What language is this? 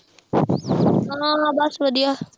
Punjabi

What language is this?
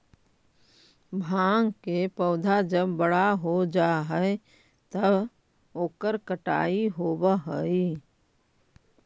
Magahi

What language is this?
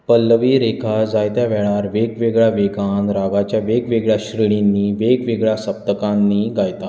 Konkani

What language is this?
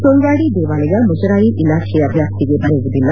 Kannada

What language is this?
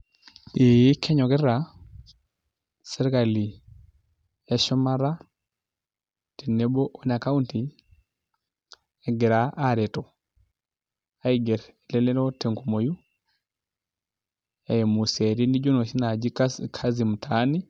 Masai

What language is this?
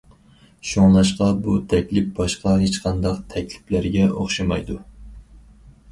Uyghur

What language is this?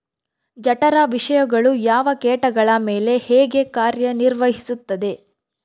Kannada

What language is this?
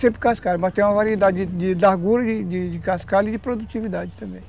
Portuguese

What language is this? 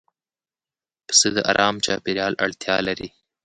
Pashto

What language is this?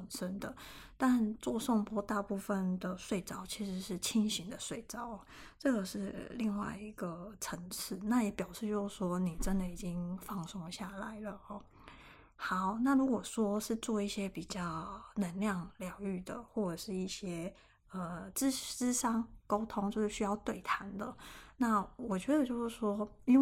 Chinese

